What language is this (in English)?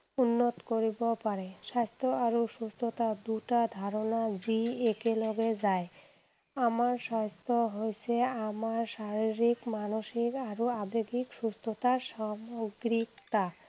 Assamese